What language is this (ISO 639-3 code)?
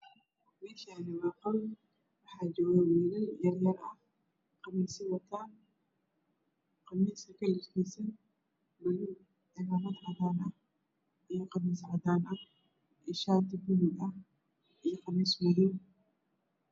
som